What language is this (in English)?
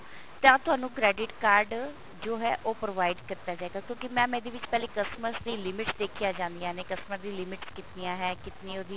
Punjabi